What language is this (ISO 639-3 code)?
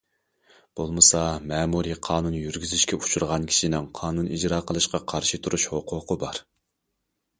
uig